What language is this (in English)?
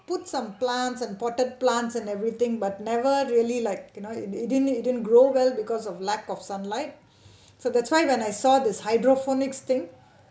English